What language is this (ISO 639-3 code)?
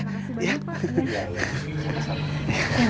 ind